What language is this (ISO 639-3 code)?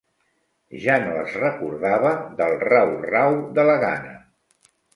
cat